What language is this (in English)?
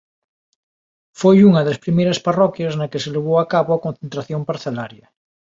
Galician